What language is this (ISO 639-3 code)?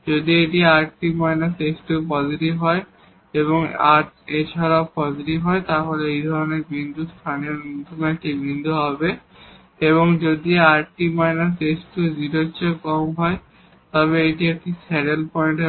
ben